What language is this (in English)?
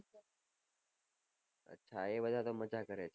Gujarati